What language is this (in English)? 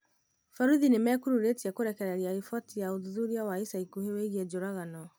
Kikuyu